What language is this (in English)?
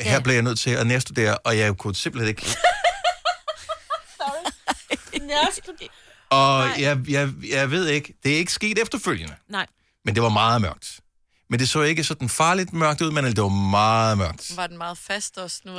Danish